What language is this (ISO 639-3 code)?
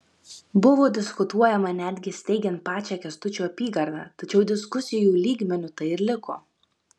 lit